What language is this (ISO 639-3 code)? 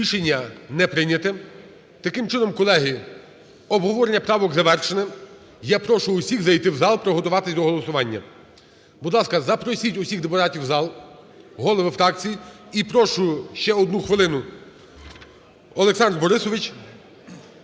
ukr